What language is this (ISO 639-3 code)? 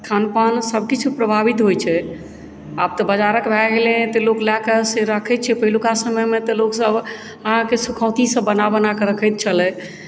mai